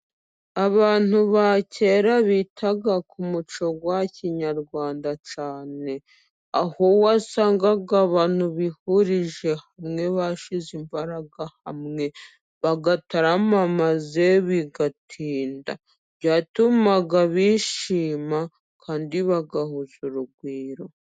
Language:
Kinyarwanda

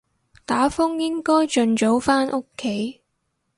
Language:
Cantonese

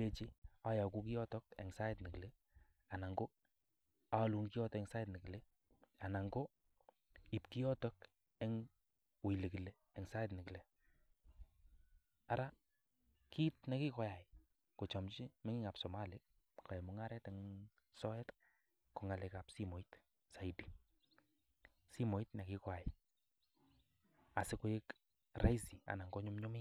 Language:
Kalenjin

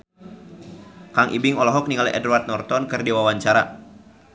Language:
Sundanese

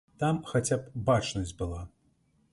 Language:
Belarusian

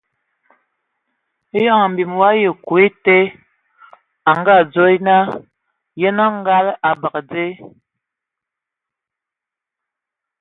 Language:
Ewondo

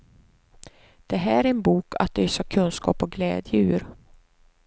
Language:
Swedish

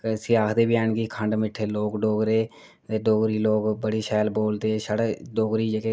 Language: Dogri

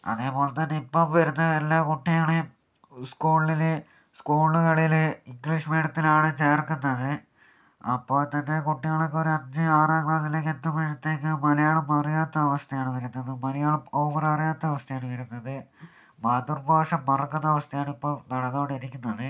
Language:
Malayalam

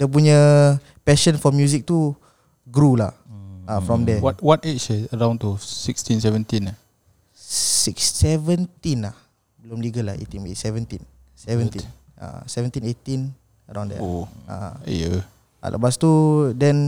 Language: Malay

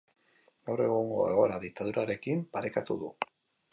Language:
Basque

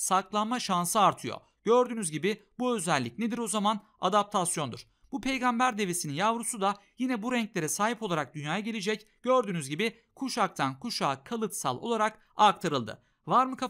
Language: Turkish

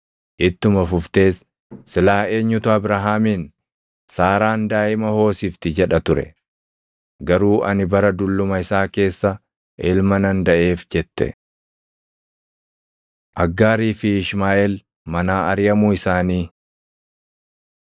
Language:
Oromo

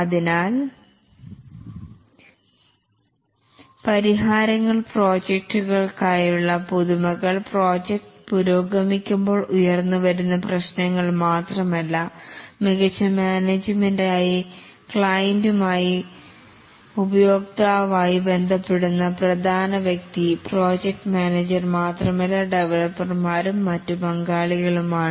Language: Malayalam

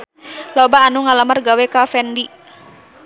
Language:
Sundanese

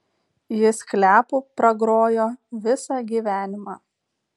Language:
Lithuanian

